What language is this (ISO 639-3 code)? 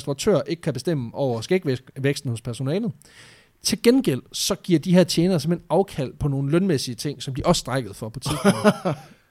dan